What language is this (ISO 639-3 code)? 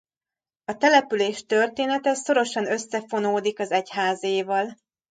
hun